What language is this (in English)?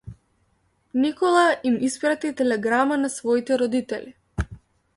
Macedonian